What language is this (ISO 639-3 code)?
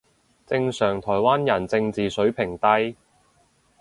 yue